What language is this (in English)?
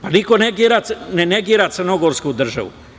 Serbian